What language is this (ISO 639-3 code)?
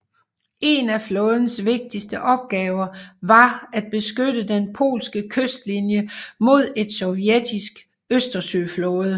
dan